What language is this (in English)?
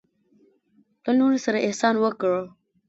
Pashto